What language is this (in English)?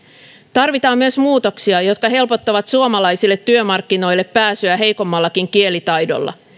Finnish